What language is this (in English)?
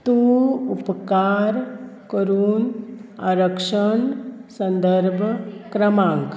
Konkani